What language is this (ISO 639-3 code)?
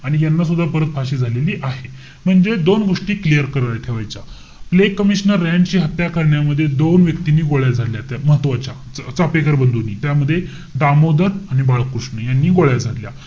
mar